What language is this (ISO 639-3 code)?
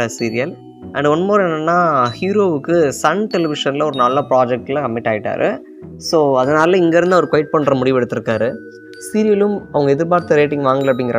tam